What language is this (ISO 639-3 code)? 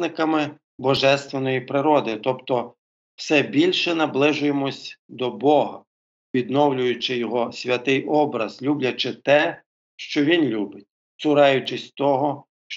ukr